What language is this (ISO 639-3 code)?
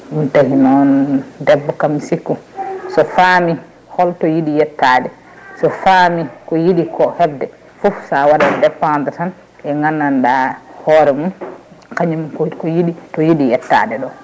ful